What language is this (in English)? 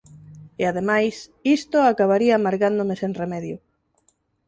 Galician